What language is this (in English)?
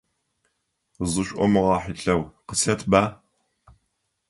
Adyghe